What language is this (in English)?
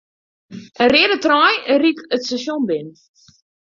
Western Frisian